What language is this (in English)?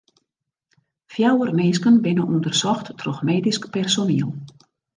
Western Frisian